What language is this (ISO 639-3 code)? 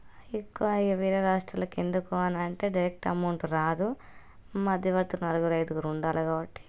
tel